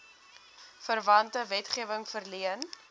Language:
Afrikaans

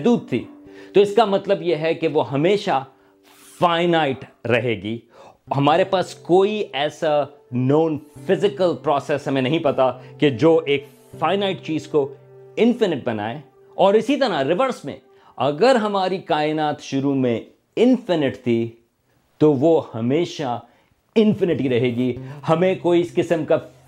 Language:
Urdu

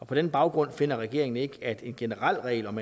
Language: Danish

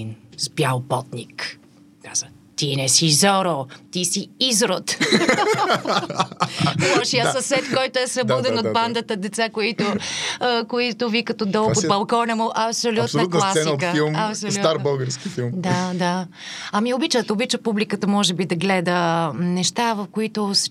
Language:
Bulgarian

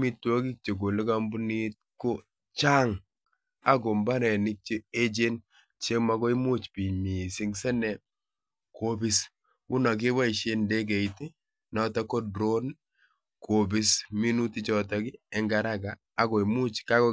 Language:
Kalenjin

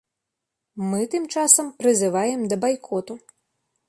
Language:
Belarusian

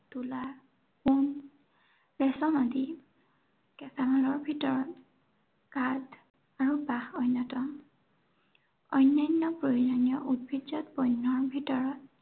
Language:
Assamese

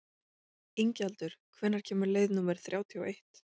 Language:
Icelandic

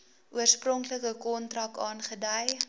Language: Afrikaans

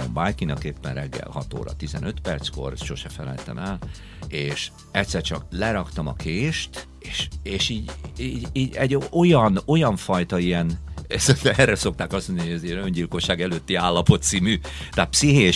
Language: Hungarian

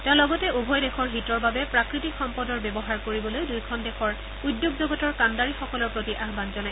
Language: Assamese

